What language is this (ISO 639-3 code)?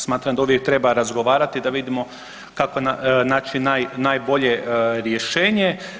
hrv